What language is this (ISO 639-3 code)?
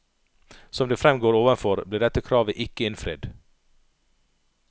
nor